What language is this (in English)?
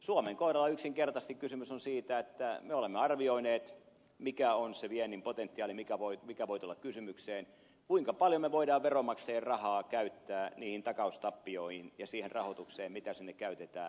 Finnish